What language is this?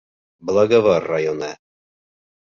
Bashkir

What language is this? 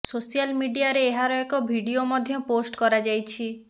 Odia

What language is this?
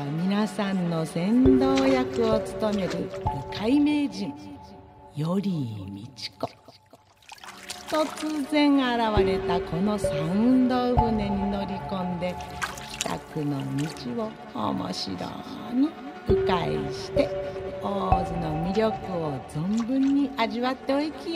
Japanese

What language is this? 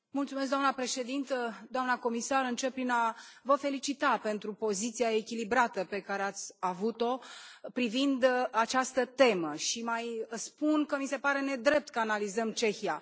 Romanian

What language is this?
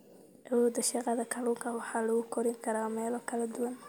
Somali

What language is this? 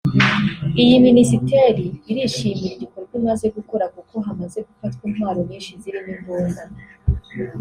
Kinyarwanda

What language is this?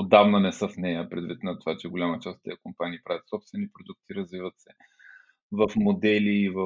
Bulgarian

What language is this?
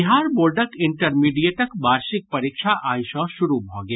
Maithili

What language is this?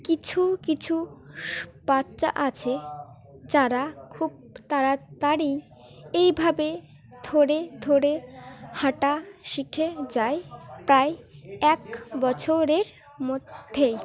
Bangla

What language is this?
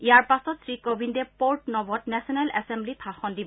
Assamese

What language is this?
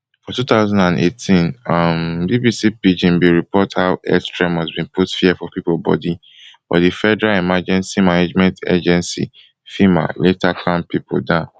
Nigerian Pidgin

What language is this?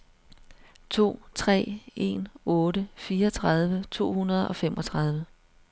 Danish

